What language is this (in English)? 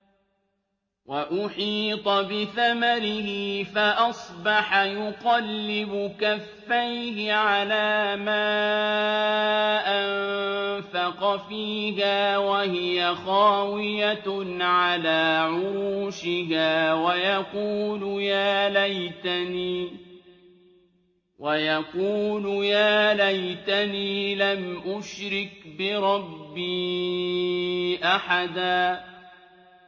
Arabic